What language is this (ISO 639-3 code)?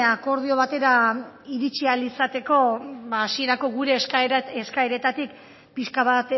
eus